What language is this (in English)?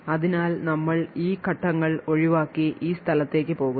Malayalam